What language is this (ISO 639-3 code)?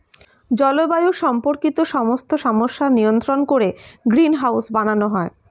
ben